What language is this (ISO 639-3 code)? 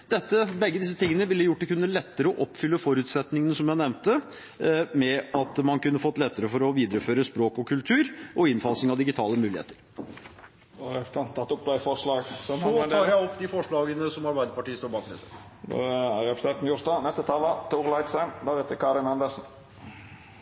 nor